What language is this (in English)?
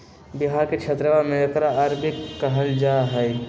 Magahi